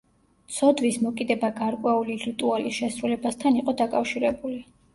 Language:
Georgian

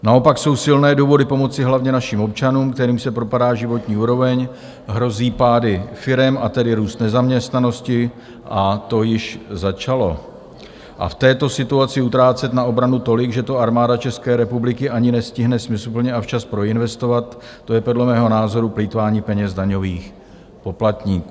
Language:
Czech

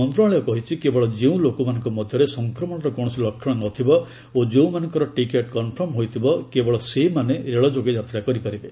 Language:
Odia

